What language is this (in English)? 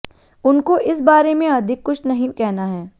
Hindi